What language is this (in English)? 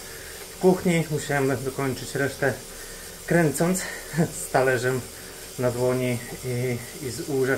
Polish